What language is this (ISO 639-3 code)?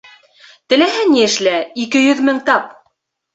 bak